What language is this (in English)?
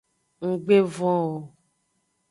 Aja (Benin)